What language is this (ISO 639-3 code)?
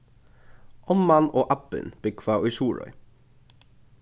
fao